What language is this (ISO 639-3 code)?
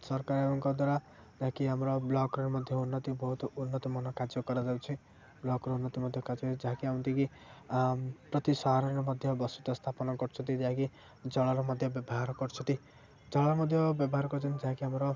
ori